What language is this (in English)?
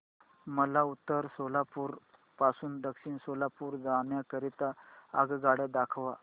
Marathi